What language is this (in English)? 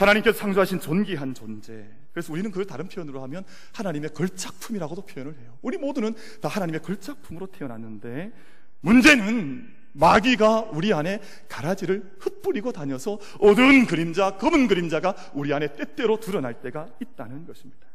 Korean